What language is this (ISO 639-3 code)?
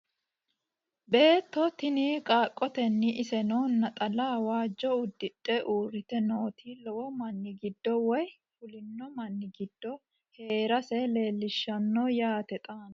sid